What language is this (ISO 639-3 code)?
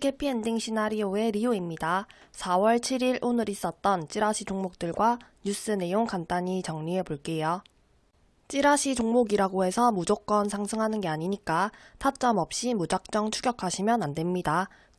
kor